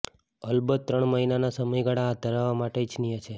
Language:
Gujarati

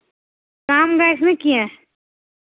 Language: Kashmiri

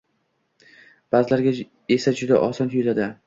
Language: Uzbek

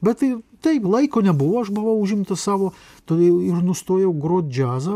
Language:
Lithuanian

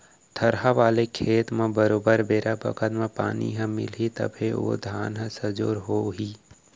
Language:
Chhattisgarhi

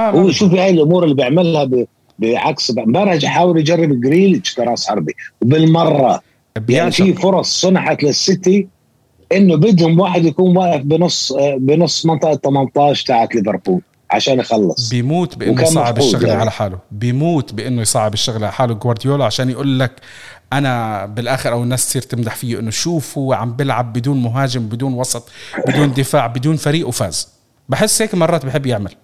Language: Arabic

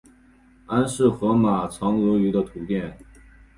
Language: Chinese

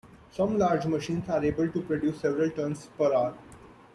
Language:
English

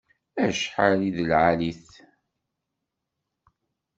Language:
Kabyle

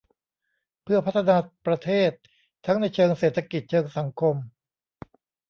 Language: Thai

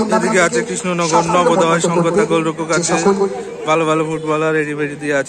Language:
Romanian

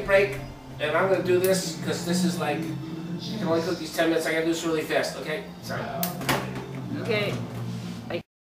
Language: English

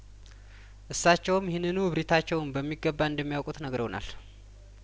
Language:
Amharic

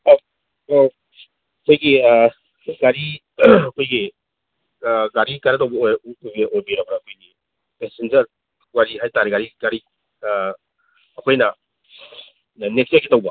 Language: Manipuri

